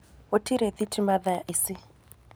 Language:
Kikuyu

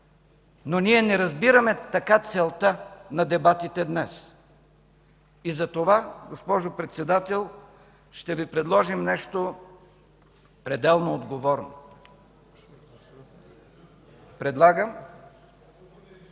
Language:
Bulgarian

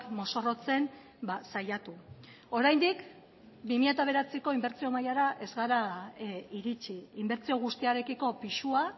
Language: Basque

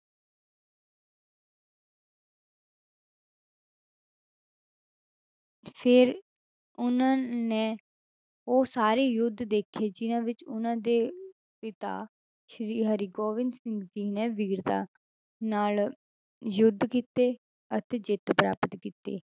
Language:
Punjabi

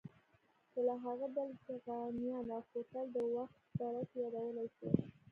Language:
Pashto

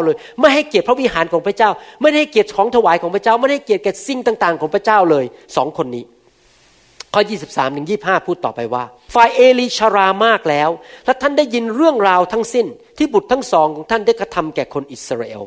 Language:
Thai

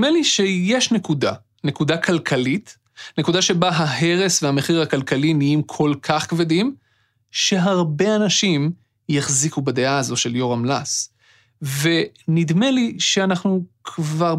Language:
Hebrew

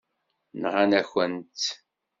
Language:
Kabyle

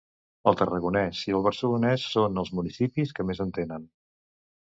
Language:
Catalan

